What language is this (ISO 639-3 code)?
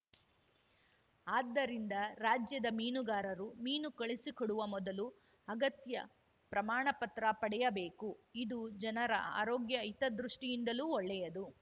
kan